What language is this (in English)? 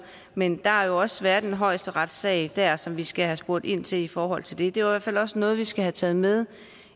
Danish